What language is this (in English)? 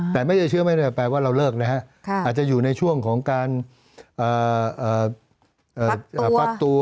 Thai